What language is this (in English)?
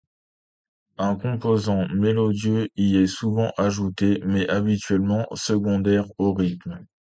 French